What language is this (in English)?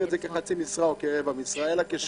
Hebrew